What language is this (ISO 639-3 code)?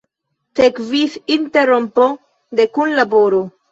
epo